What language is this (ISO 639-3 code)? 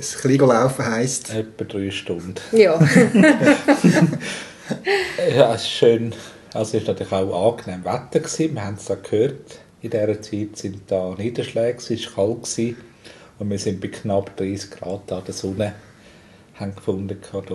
deu